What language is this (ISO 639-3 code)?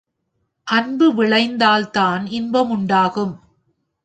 tam